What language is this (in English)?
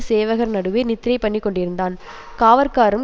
Tamil